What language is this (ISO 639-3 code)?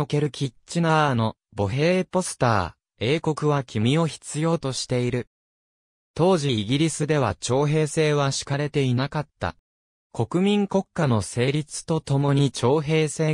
jpn